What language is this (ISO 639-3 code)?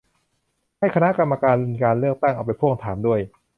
tha